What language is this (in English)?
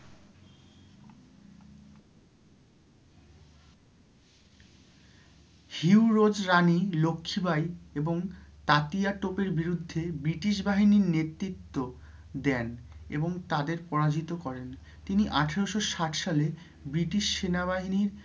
Bangla